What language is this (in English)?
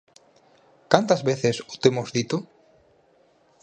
Galician